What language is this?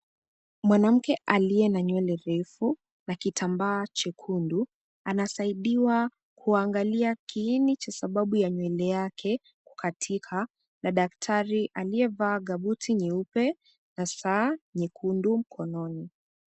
Swahili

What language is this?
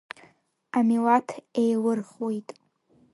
Abkhazian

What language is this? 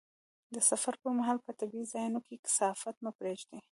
Pashto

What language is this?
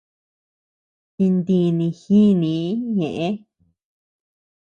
Tepeuxila Cuicatec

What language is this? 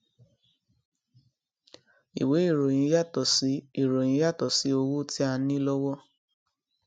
Yoruba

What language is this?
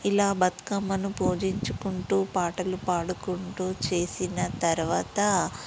Telugu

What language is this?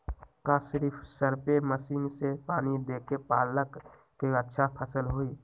Magahi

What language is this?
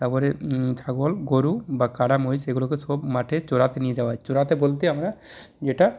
Bangla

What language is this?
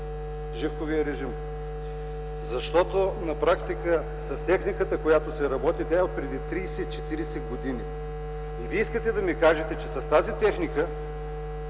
Bulgarian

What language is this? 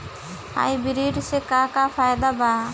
Bhojpuri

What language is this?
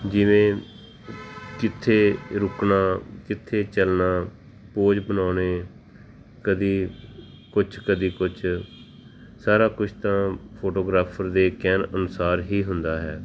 Punjabi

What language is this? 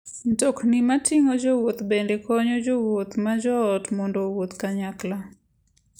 Luo (Kenya and Tanzania)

